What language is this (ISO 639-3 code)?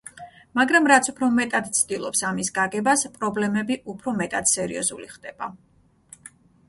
kat